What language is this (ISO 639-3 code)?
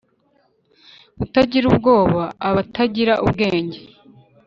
kin